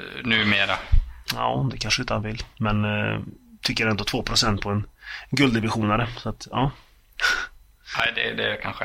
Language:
Swedish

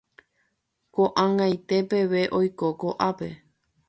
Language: Guarani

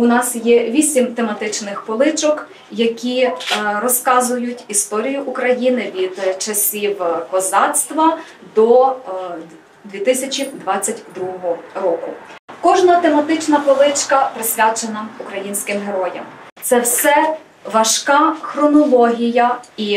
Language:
Ukrainian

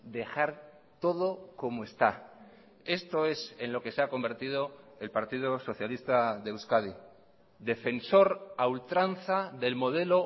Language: Spanish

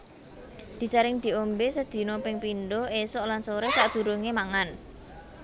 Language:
Javanese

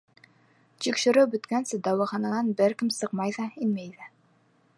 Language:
Bashkir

